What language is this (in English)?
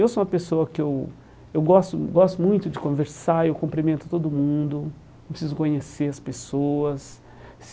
Portuguese